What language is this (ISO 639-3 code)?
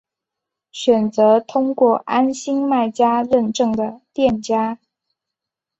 zho